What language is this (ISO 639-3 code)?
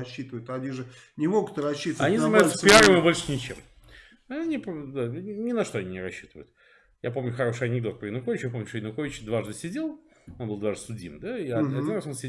rus